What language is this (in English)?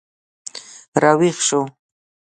Pashto